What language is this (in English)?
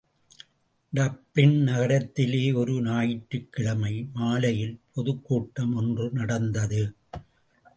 Tamil